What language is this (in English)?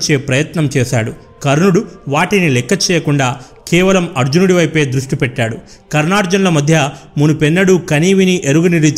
Telugu